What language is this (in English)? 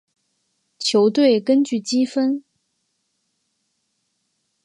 Chinese